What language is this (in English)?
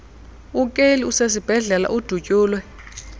Xhosa